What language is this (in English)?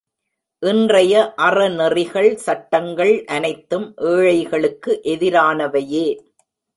Tamil